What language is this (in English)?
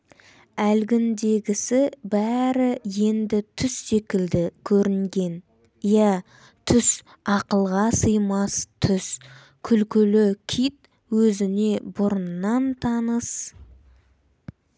Kazakh